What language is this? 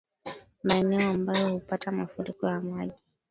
Swahili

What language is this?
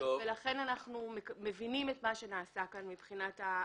Hebrew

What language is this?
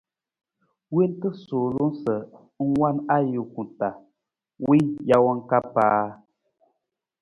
Nawdm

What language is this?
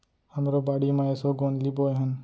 Chhattisgarhi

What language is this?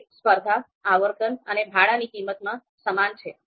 Gujarati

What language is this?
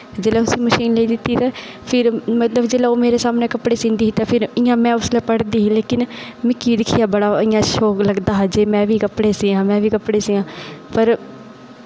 Dogri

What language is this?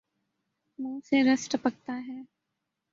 Urdu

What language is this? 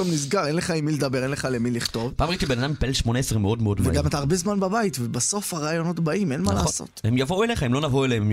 Hebrew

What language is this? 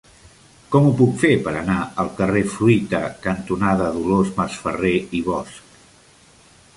Catalan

